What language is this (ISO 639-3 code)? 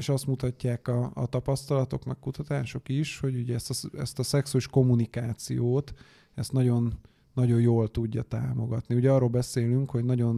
hun